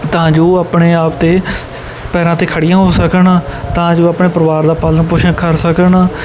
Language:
Punjabi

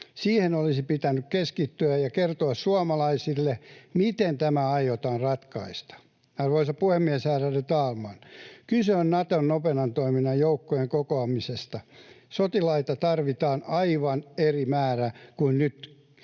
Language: Finnish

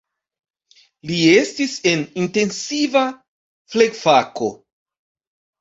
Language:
Esperanto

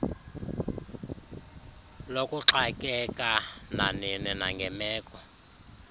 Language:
Xhosa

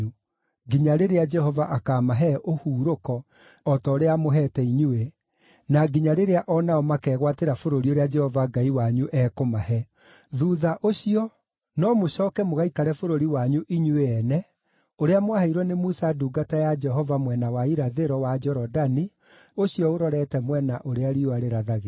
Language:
Kikuyu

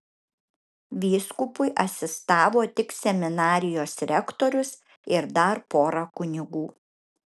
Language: Lithuanian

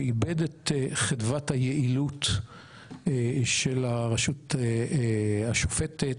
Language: Hebrew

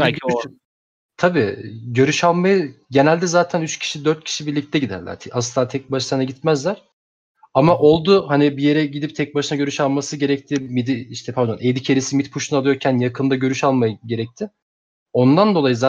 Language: Turkish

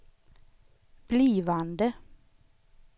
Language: Swedish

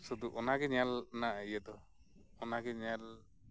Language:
Santali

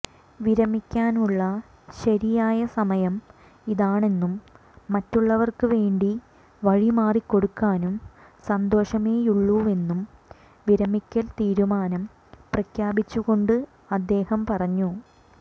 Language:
Malayalam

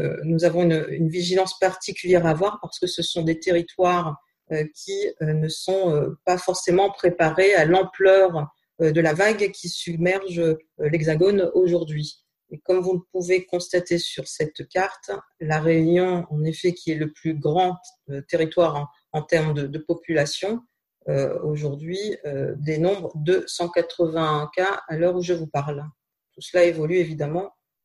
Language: French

